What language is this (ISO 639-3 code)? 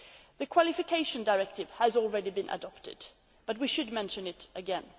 eng